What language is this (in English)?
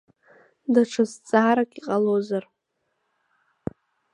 Abkhazian